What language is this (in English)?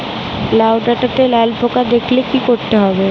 Bangla